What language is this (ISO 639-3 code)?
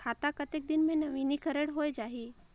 hne